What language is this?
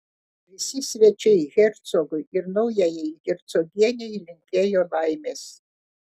Lithuanian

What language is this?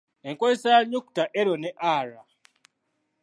Ganda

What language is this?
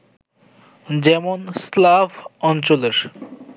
Bangla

